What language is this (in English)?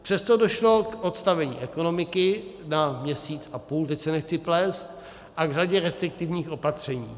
Czech